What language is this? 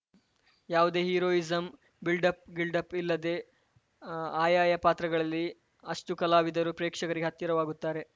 Kannada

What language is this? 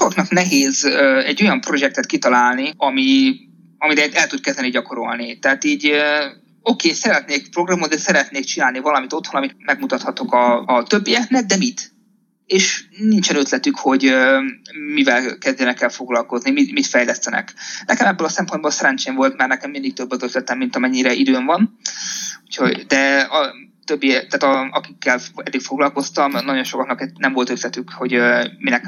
Hungarian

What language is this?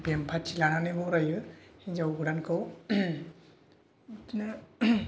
Bodo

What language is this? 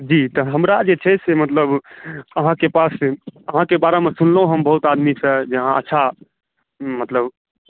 Maithili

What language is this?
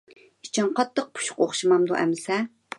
Uyghur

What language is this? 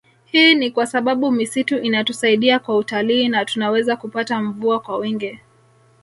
Swahili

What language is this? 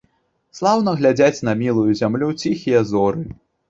Belarusian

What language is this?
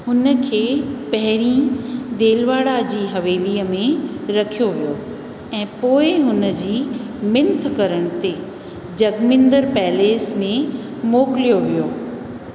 Sindhi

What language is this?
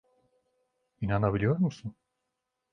Turkish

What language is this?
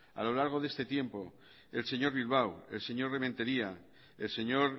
Spanish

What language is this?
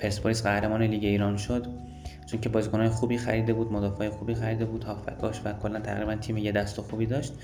Persian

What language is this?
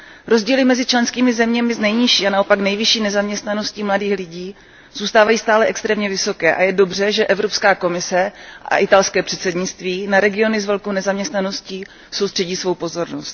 Czech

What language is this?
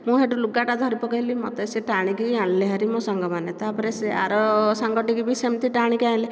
Odia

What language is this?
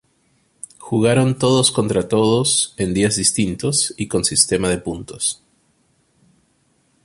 Spanish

